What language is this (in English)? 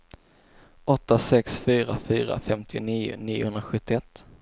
Swedish